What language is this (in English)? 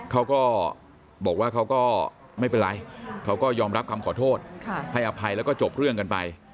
Thai